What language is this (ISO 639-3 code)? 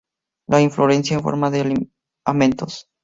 spa